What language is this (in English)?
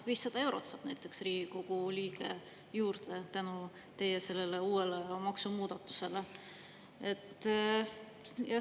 Estonian